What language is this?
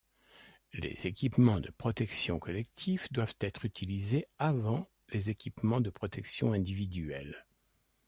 French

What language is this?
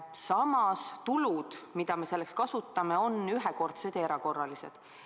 Estonian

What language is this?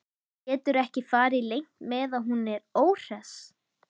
Icelandic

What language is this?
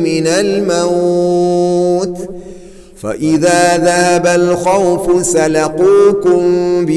Arabic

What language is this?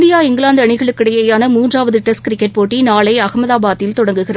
Tamil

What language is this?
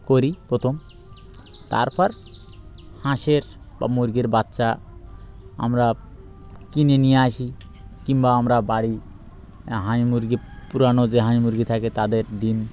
Bangla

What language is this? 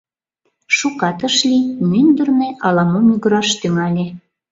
Mari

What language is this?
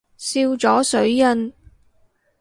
Cantonese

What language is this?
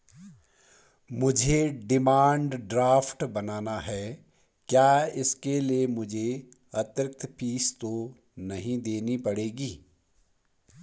Hindi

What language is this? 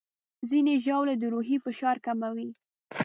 Pashto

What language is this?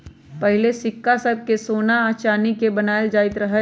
Magahi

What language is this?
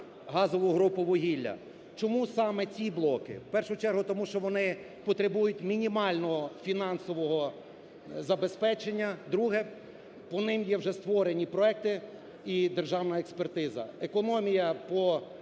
Ukrainian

